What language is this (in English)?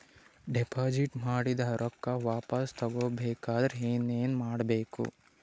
Kannada